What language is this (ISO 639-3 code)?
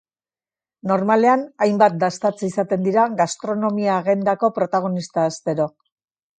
eus